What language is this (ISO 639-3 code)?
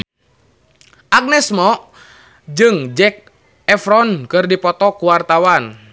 sun